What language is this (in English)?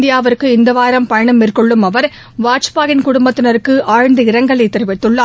Tamil